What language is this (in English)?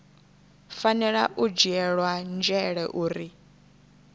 Venda